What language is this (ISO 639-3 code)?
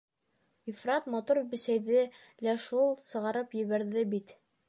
bak